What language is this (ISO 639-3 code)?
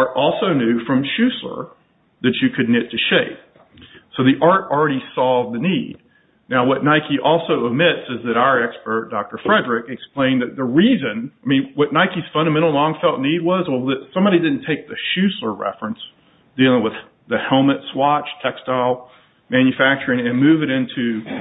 eng